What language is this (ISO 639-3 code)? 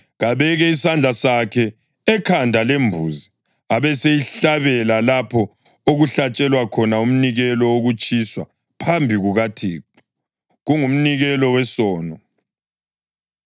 nde